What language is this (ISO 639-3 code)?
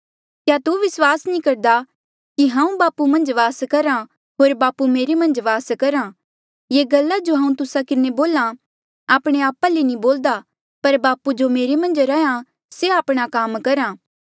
mjl